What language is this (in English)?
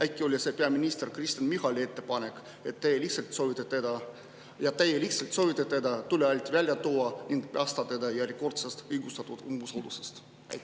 Estonian